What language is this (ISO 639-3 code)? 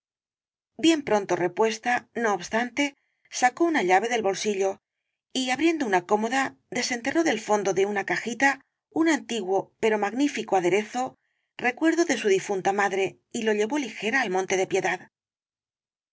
spa